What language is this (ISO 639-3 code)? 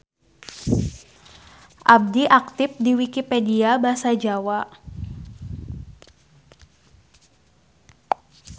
sun